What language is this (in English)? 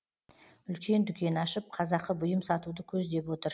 Kazakh